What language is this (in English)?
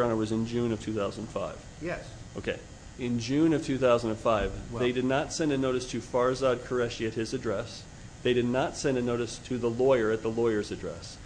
English